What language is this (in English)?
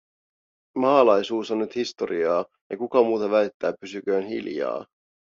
Finnish